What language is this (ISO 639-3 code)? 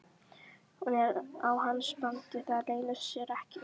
isl